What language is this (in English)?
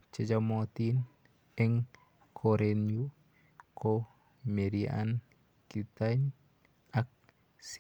Kalenjin